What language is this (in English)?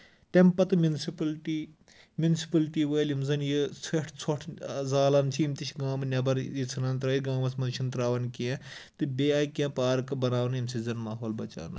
Kashmiri